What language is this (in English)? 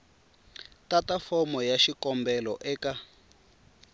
Tsonga